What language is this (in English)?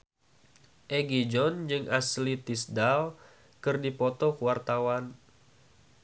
Sundanese